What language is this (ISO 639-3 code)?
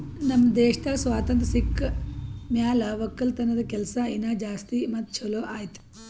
kan